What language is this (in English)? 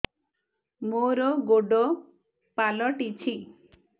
Odia